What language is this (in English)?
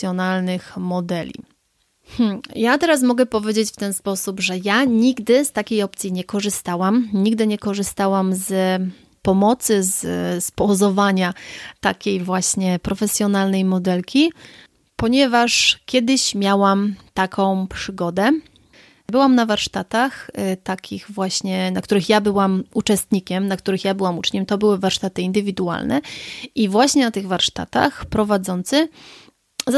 Polish